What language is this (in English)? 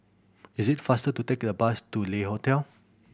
English